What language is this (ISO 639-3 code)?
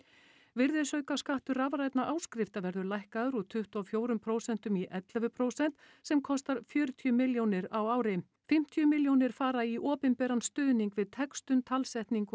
isl